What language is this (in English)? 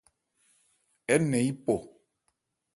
Ebrié